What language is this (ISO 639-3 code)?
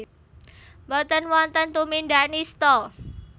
jav